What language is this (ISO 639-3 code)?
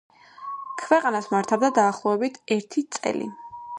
kat